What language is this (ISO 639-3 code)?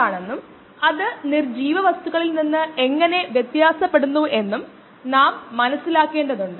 mal